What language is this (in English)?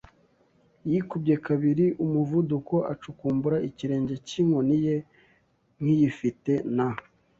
Kinyarwanda